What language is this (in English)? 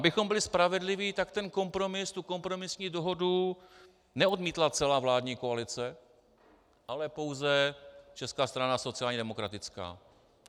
Czech